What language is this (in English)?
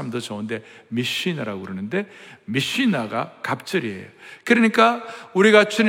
Korean